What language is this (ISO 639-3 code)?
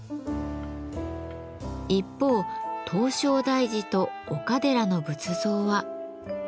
jpn